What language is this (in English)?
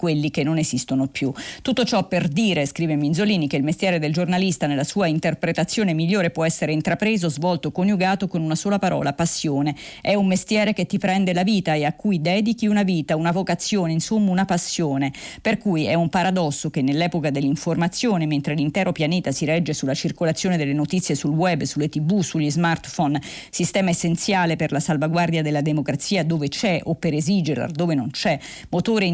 Italian